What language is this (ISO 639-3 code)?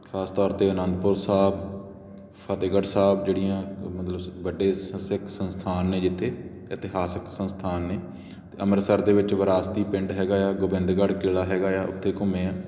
pan